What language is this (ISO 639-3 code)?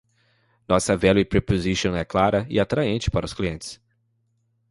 por